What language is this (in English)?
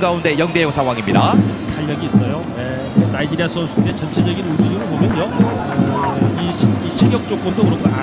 Korean